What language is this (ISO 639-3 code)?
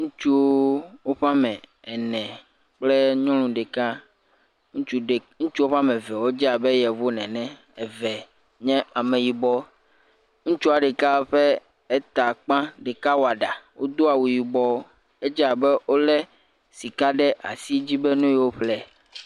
ewe